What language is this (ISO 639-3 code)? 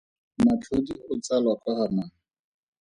tsn